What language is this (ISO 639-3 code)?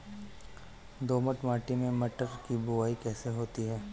hin